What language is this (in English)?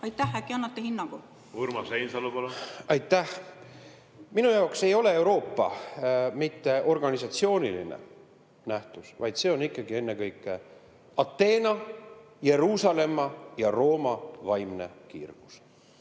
Estonian